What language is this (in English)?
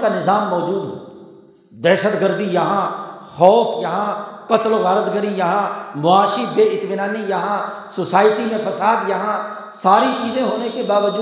Urdu